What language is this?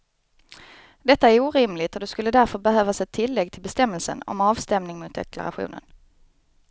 Swedish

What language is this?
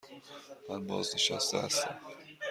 Persian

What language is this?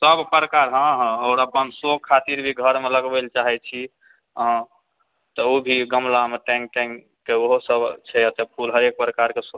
Maithili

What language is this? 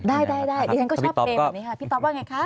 Thai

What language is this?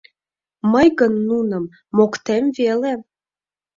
Mari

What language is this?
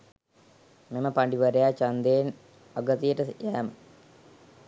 Sinhala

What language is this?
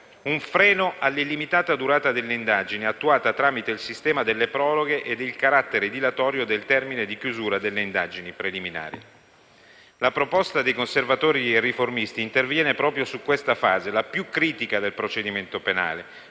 Italian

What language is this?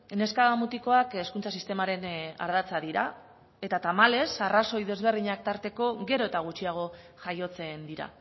Basque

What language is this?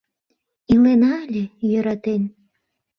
Mari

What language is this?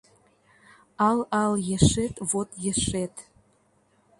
Mari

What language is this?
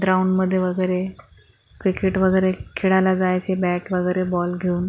Marathi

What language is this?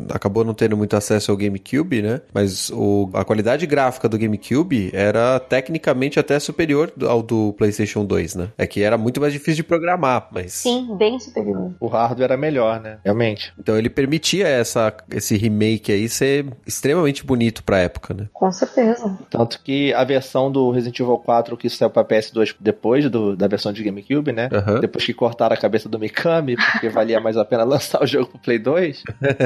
Portuguese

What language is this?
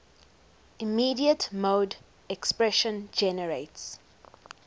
English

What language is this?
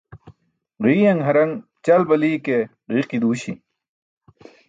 Burushaski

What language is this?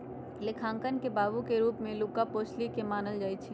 Magahi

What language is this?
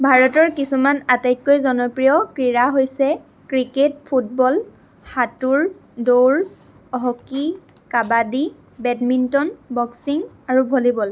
Assamese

